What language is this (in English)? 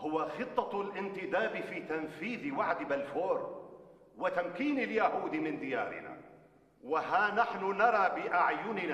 Arabic